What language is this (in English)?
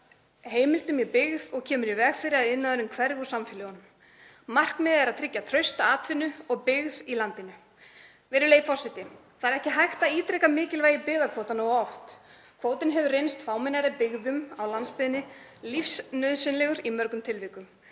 Icelandic